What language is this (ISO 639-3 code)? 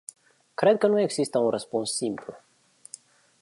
ron